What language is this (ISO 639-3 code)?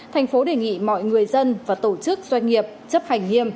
vie